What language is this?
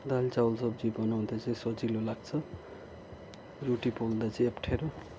Nepali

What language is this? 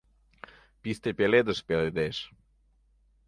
Mari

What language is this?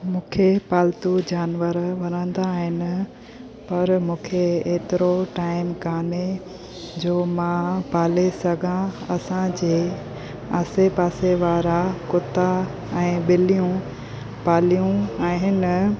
Sindhi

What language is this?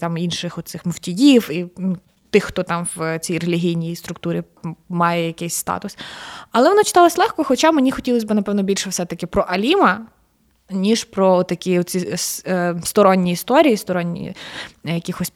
Ukrainian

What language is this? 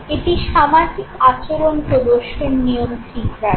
Bangla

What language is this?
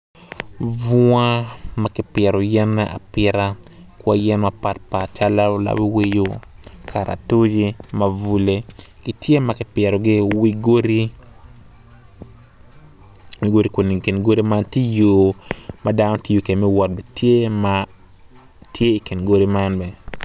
Acoli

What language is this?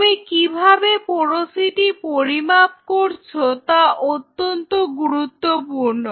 Bangla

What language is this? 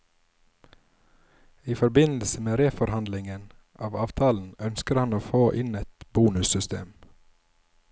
Norwegian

